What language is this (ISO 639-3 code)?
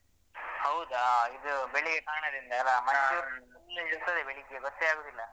kan